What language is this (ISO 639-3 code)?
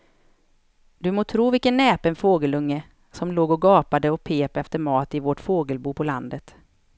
swe